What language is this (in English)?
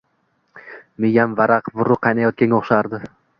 Uzbek